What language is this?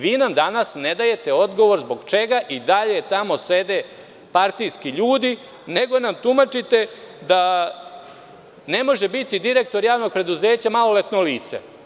Serbian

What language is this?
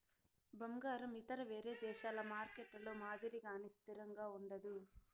Telugu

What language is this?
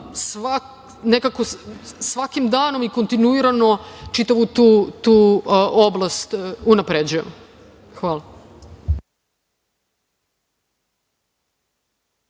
Serbian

